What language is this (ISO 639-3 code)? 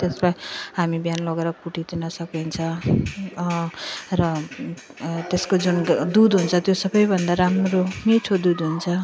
nep